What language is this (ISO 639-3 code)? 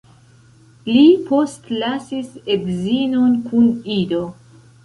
epo